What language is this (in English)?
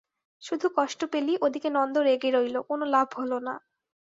Bangla